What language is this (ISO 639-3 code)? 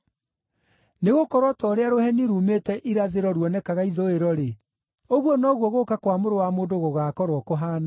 kik